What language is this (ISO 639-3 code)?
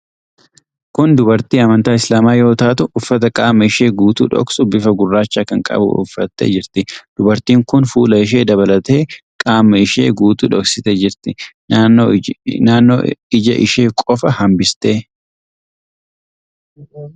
orm